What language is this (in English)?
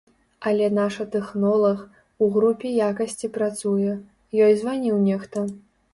Belarusian